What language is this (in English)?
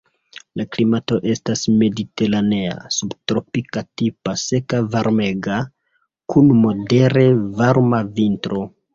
Esperanto